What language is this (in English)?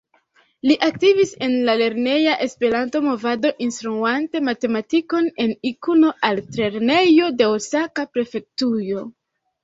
Esperanto